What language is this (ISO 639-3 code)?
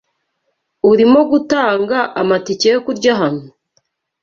kin